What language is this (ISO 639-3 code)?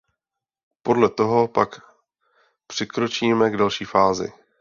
ces